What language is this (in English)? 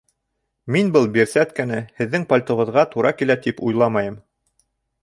Bashkir